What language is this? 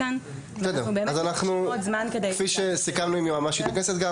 Hebrew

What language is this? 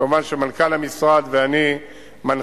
Hebrew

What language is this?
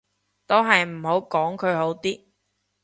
Cantonese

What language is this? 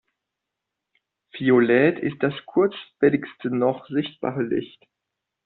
German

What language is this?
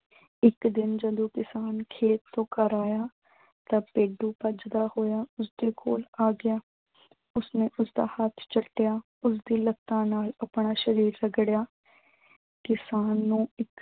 Punjabi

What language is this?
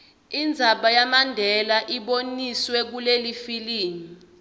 Swati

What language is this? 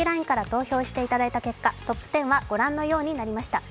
Japanese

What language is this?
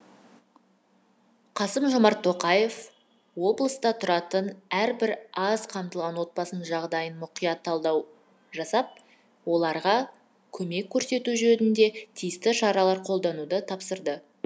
Kazakh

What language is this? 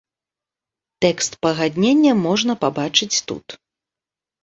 Belarusian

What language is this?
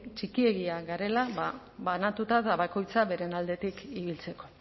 Basque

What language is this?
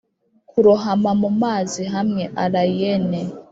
Kinyarwanda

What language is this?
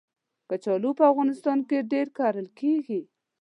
Pashto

